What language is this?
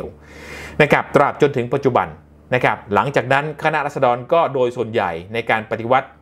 Thai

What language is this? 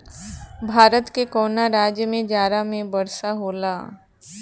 Bhojpuri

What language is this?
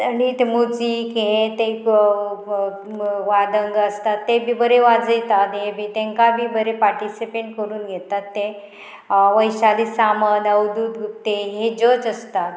Konkani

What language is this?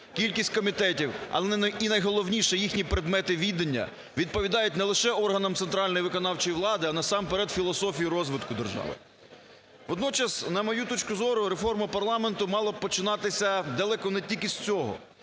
Ukrainian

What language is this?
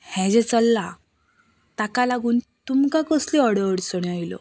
Konkani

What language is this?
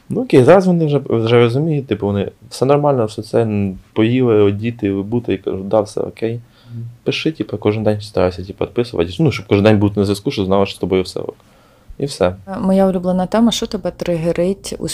Ukrainian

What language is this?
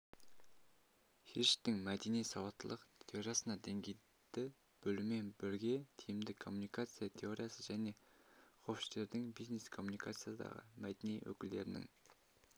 Kazakh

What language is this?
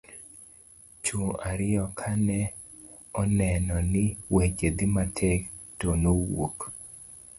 Luo (Kenya and Tanzania)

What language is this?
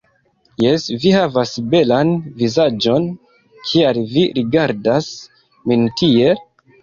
Esperanto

